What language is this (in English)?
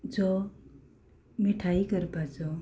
Konkani